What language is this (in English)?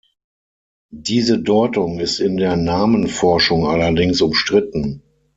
German